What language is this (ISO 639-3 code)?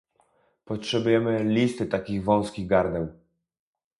pol